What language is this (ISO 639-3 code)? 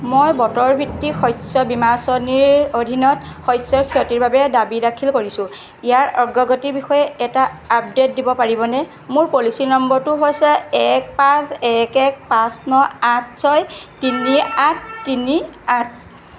asm